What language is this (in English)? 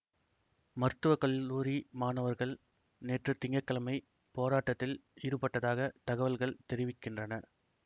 Tamil